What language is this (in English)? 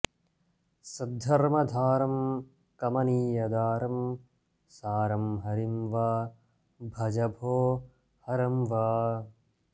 Sanskrit